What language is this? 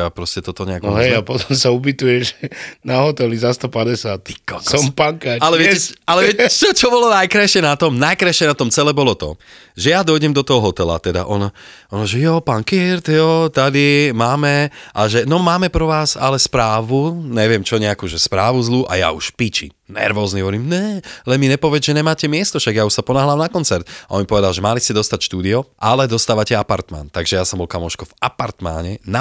Slovak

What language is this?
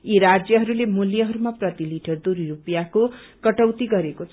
Nepali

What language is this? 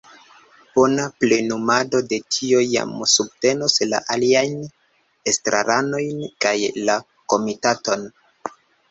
Esperanto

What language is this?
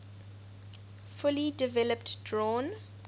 English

